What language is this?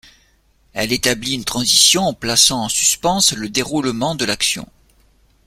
French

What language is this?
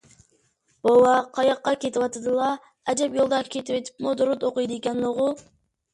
Uyghur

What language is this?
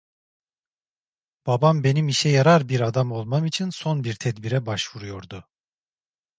Turkish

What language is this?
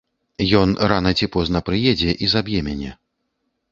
Belarusian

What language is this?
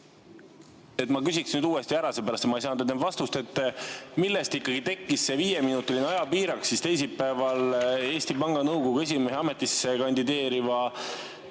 Estonian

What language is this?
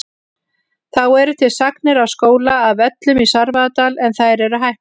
Icelandic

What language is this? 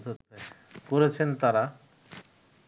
Bangla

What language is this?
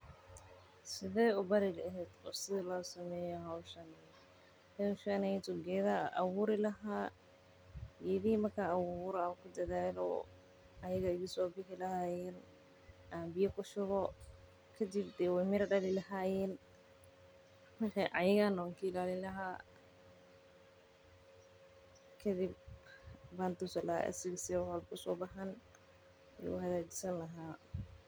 Somali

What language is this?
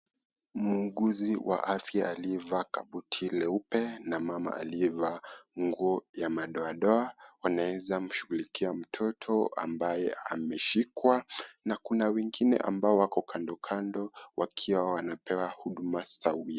Swahili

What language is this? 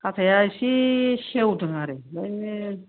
Bodo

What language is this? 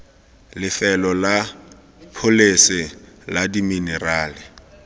Tswana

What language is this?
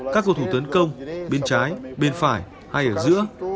Vietnamese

